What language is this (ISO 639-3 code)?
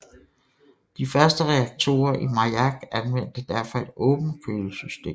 dan